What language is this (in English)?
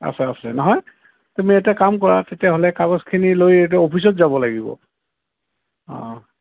Assamese